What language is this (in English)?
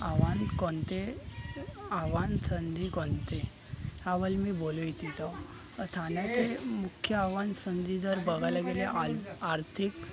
Marathi